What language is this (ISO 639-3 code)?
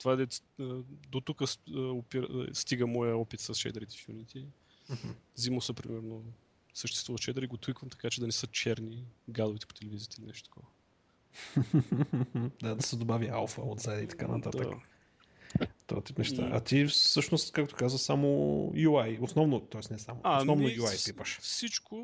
bul